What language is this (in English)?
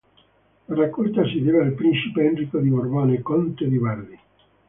Italian